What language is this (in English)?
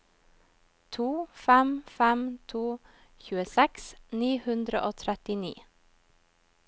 Norwegian